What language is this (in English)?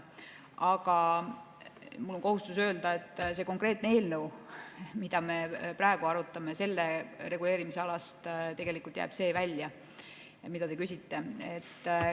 Estonian